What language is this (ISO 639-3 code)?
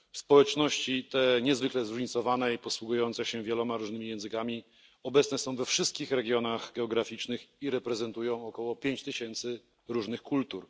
pol